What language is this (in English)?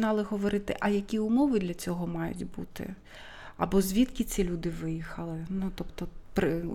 Ukrainian